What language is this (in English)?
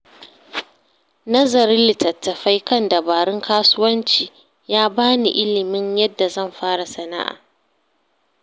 Hausa